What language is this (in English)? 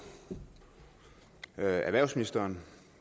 Danish